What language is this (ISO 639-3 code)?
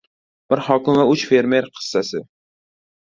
uzb